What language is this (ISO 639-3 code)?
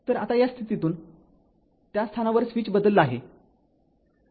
mar